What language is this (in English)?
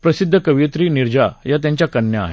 Marathi